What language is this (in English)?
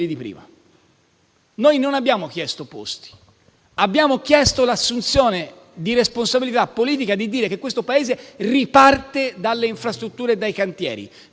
Italian